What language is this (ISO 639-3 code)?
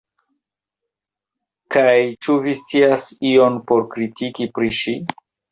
epo